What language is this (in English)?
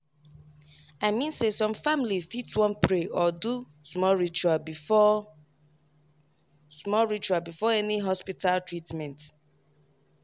Nigerian Pidgin